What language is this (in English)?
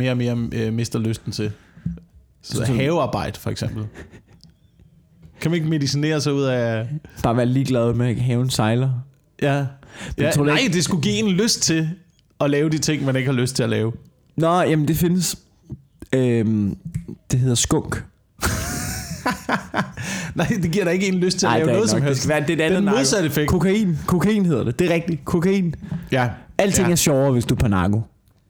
Danish